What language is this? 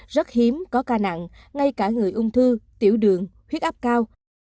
Vietnamese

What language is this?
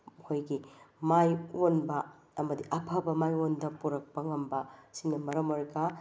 Manipuri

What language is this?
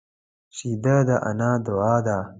Pashto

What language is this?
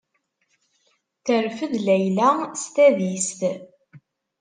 Kabyle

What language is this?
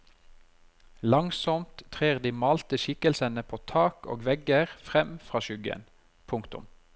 Norwegian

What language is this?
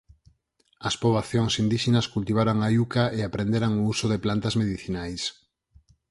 Galician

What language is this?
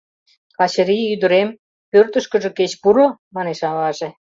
Mari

